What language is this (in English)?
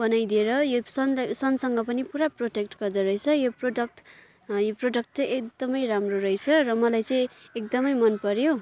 Nepali